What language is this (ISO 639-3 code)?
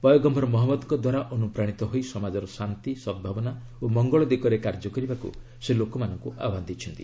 ori